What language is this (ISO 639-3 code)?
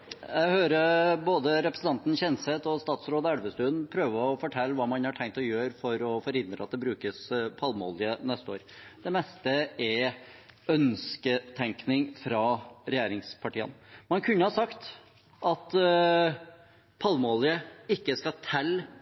nor